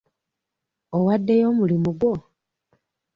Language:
Ganda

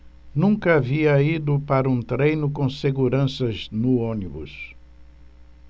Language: Portuguese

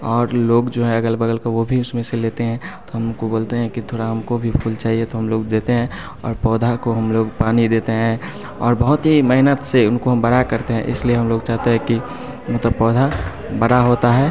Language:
Hindi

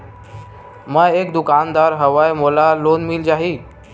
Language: Chhattisgarhi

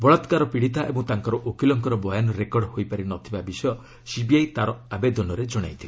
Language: Odia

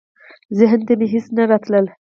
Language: Pashto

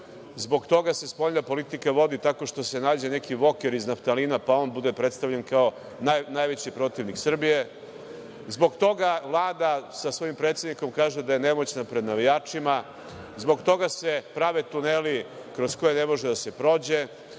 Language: Serbian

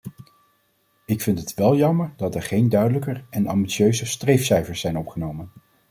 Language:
Dutch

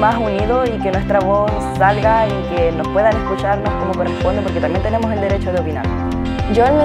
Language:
Spanish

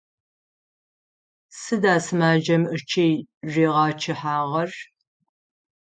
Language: Adyghe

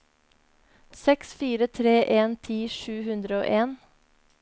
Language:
Norwegian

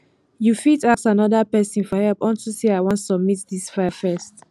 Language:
Nigerian Pidgin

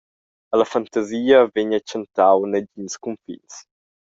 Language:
Romansh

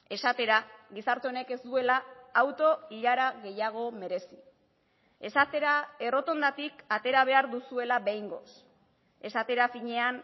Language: Basque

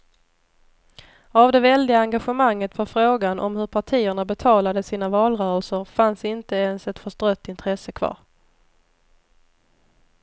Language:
Swedish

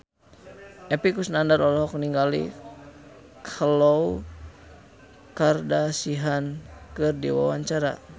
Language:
Sundanese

